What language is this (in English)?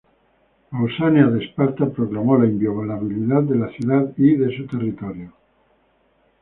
Spanish